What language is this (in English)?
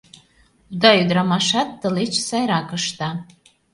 Mari